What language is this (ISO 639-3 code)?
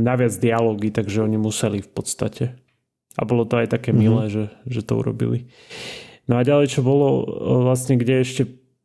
slk